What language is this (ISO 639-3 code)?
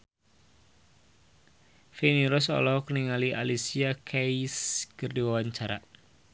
sun